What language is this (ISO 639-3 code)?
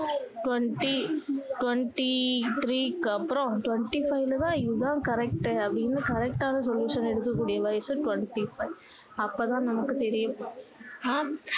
tam